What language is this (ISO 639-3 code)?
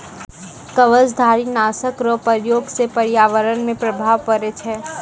mai